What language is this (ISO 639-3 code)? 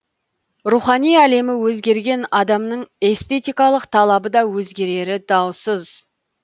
kaz